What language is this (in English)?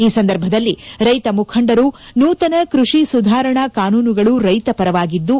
Kannada